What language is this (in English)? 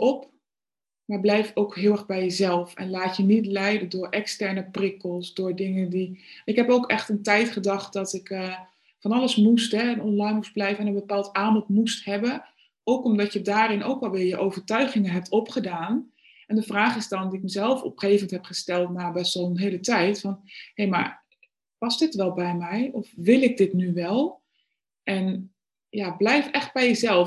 Dutch